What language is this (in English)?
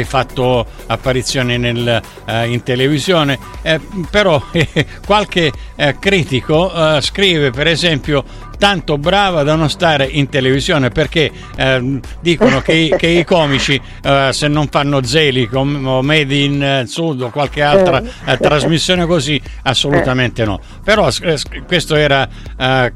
Italian